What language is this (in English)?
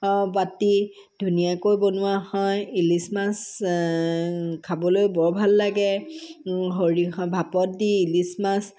Assamese